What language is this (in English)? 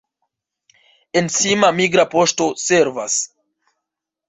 Esperanto